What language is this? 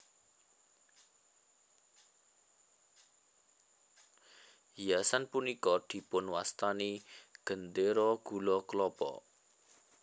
Javanese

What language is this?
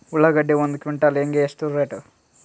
Kannada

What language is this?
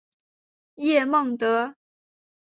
Chinese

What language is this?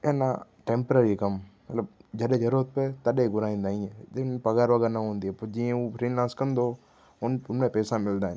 Sindhi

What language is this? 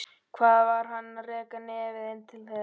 Icelandic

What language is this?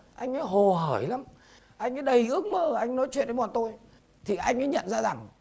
Vietnamese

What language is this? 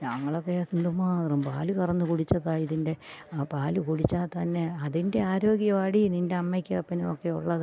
Malayalam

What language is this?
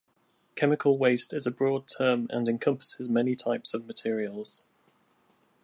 English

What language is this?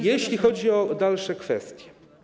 Polish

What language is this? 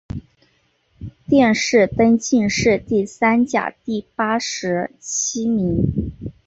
Chinese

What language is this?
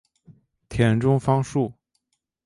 Chinese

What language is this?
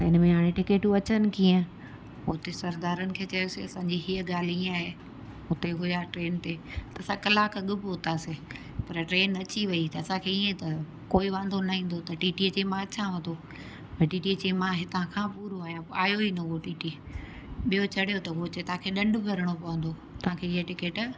Sindhi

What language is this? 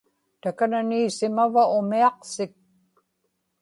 Inupiaq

